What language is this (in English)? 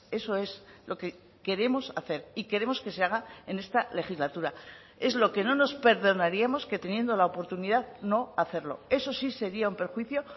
Spanish